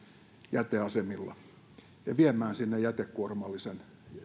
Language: Finnish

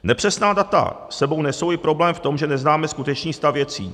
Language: Czech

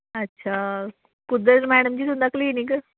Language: Dogri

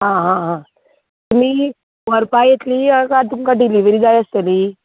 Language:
Konkani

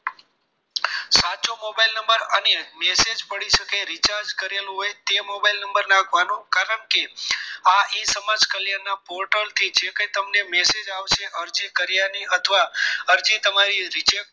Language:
Gujarati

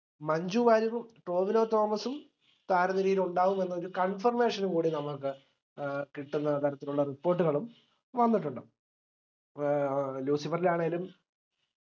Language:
Malayalam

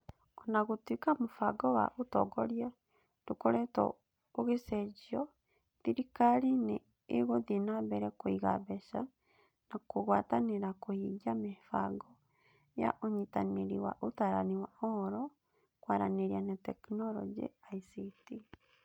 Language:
Kikuyu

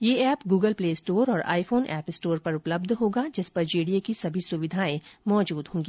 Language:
Hindi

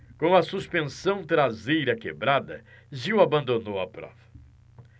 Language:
Portuguese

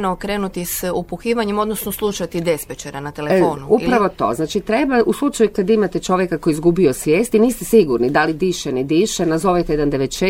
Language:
Croatian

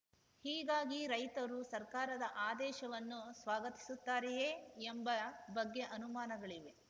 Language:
Kannada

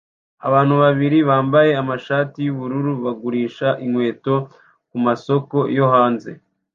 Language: Kinyarwanda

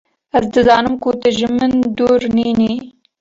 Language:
Kurdish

